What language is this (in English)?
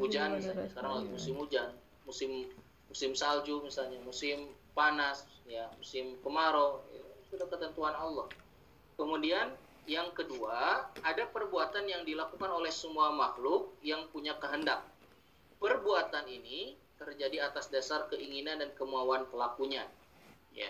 Indonesian